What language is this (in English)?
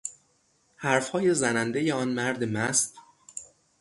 Persian